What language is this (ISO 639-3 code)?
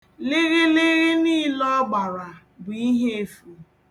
ibo